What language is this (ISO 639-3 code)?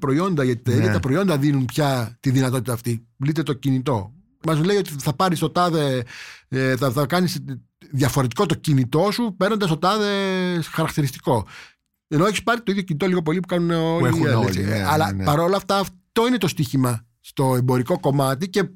ell